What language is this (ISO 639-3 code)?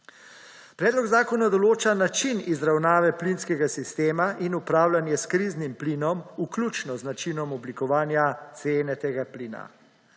slv